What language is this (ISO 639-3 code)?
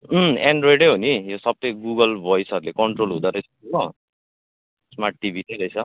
nep